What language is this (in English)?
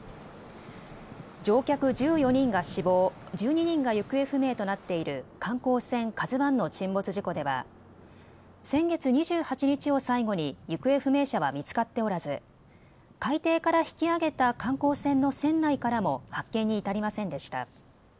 Japanese